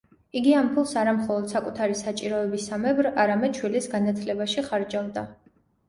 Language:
Georgian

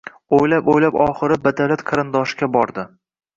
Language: Uzbek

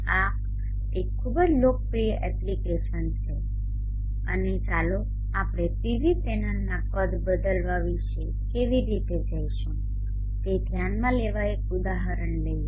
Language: Gujarati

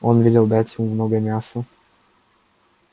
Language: Russian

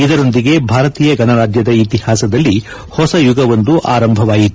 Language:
Kannada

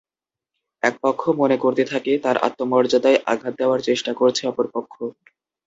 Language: Bangla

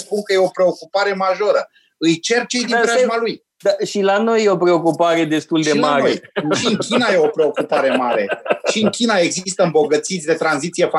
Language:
Romanian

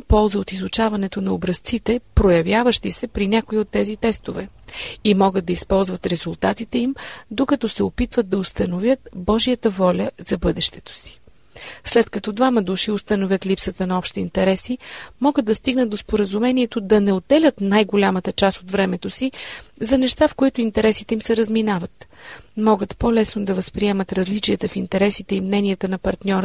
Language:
Bulgarian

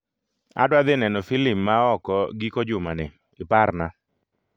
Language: Luo (Kenya and Tanzania)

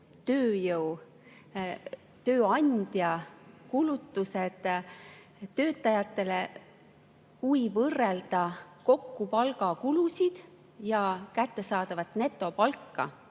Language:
Estonian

